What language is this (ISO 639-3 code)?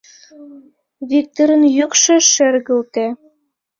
chm